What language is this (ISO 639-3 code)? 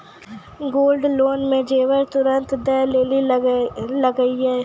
mai